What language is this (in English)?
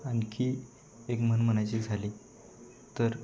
Marathi